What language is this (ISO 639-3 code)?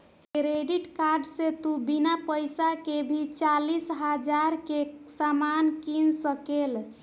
bho